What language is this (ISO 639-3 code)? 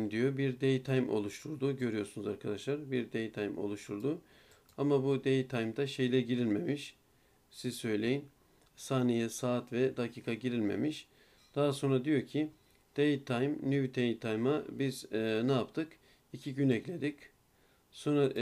tur